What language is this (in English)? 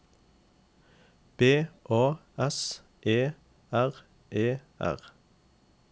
Norwegian